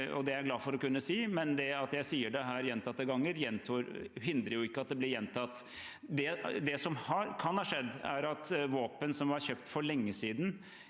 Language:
Norwegian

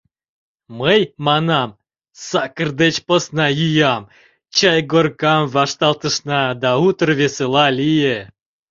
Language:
Mari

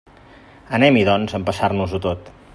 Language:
Catalan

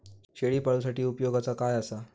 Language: Marathi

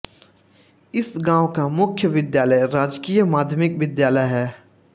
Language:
Hindi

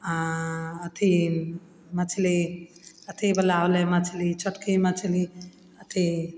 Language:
Maithili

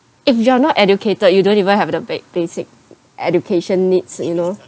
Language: English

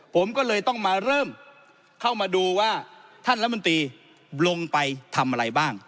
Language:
Thai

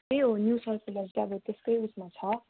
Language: Nepali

